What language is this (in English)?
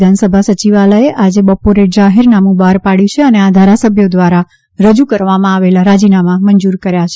Gujarati